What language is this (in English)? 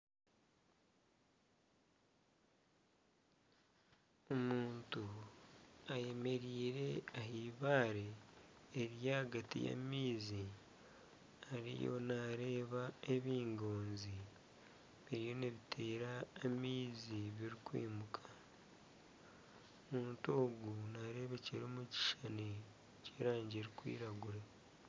Nyankole